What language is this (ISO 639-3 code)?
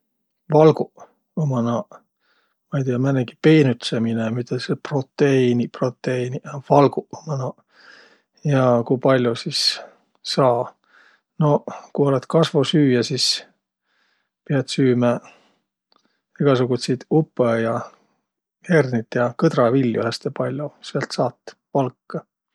vro